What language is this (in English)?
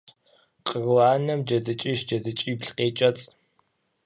Kabardian